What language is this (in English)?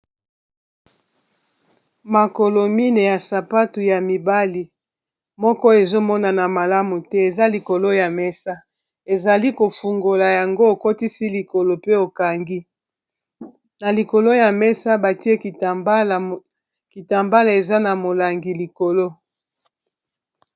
Lingala